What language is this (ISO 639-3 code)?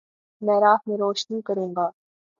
urd